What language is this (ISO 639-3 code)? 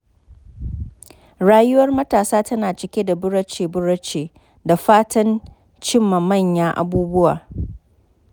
hau